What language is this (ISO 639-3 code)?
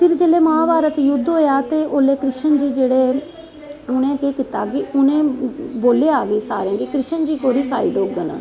doi